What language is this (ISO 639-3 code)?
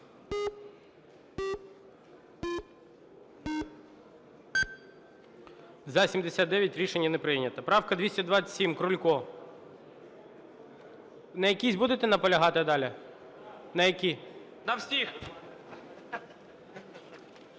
ukr